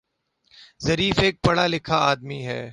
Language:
Urdu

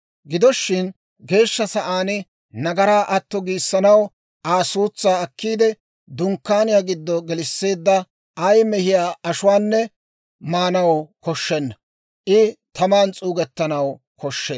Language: Dawro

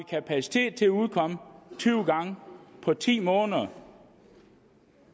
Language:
Danish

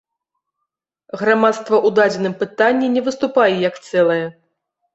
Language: Belarusian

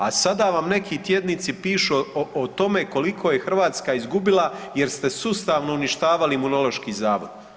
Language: Croatian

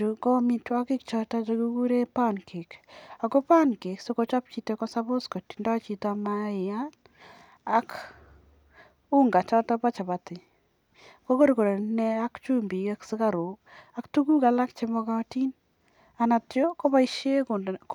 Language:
Kalenjin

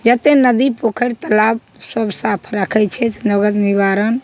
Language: Maithili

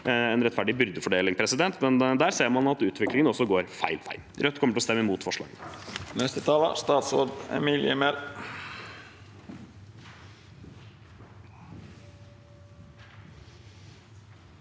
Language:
Norwegian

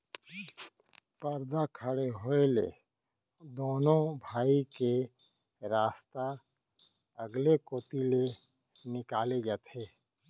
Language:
Chhattisgarhi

